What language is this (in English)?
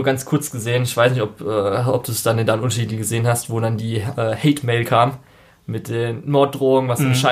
German